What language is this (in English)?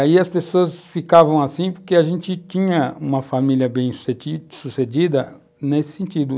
Portuguese